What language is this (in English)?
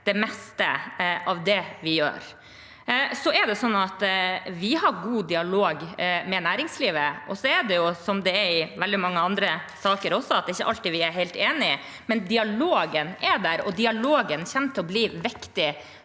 Norwegian